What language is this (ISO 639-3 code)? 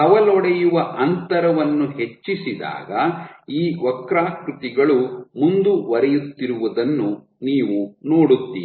kan